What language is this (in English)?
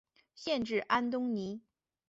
Chinese